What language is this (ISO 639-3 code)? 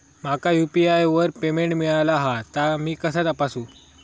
mar